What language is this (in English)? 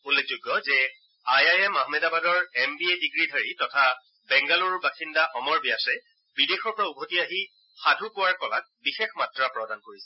Assamese